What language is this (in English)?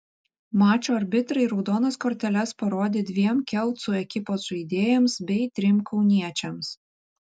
Lithuanian